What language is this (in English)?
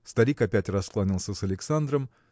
Russian